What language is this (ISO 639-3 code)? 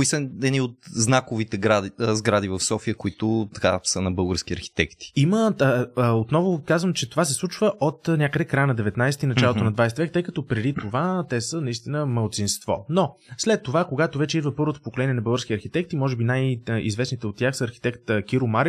bul